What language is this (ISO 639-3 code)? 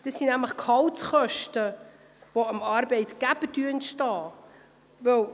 gsw